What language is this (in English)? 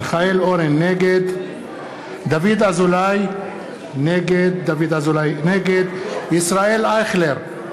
Hebrew